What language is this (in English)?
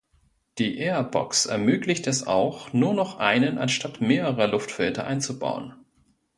German